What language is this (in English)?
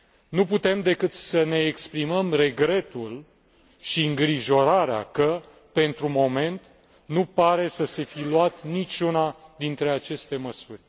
Romanian